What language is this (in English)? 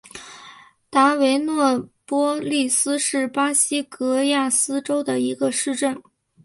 Chinese